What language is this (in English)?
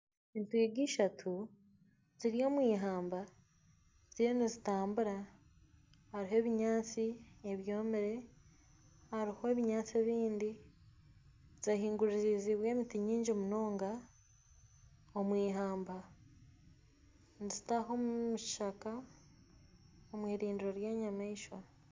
Nyankole